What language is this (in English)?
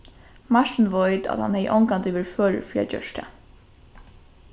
Faroese